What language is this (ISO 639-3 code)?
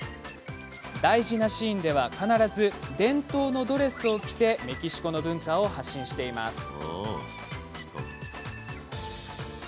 jpn